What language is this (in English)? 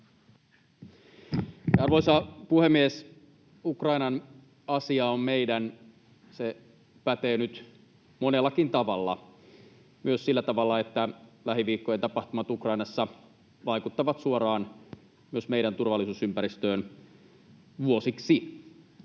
Finnish